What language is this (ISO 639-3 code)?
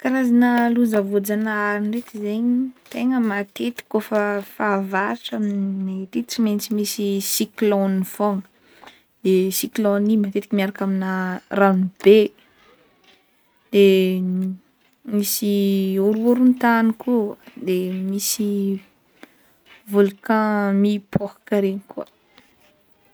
bmm